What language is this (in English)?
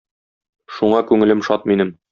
Tatar